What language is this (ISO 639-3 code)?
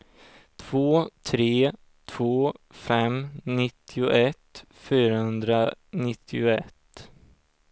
swe